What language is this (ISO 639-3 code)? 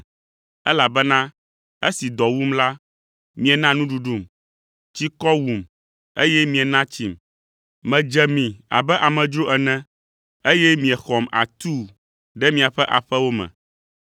ewe